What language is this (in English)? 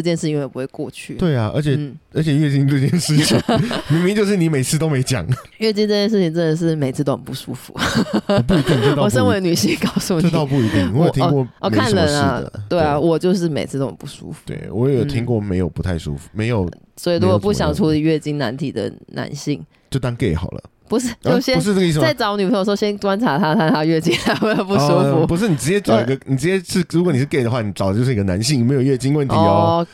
Chinese